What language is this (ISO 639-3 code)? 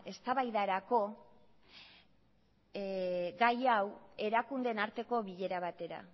eus